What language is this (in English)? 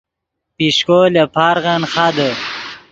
Yidgha